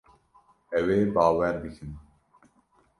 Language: Kurdish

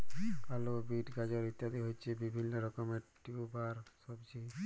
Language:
Bangla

